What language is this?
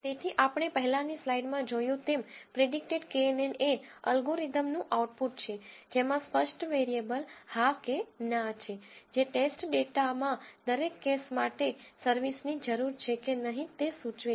Gujarati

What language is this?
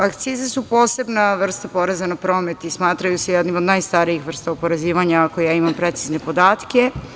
Serbian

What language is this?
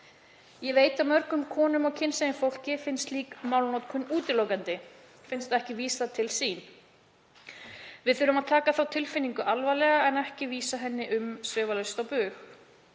Icelandic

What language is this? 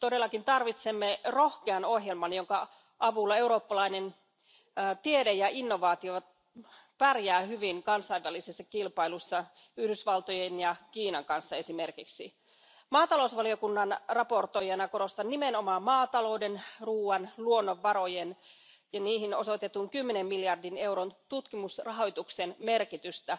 Finnish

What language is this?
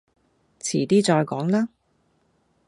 Cantonese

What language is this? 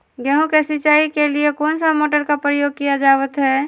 Magahi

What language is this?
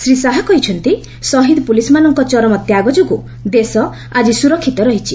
Odia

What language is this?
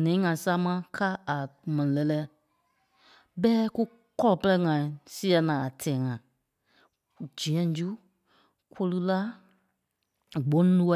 Kpelle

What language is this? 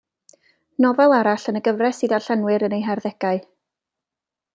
Welsh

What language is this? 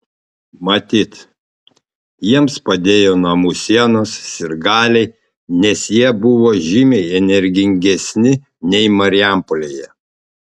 Lithuanian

